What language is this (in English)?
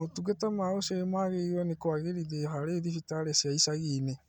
Kikuyu